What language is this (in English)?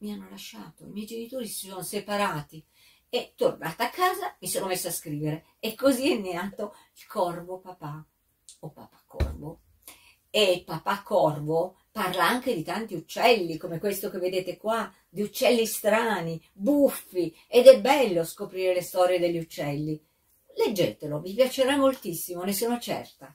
Italian